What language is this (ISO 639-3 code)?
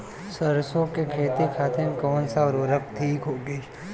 bho